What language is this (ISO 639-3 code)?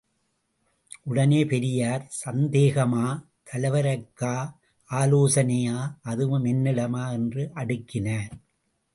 tam